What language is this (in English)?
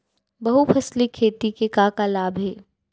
Chhattisgarhi